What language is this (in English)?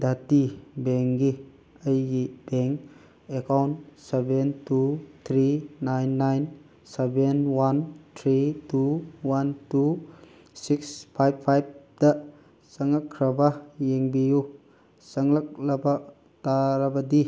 Manipuri